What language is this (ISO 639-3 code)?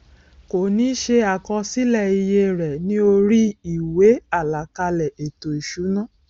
yor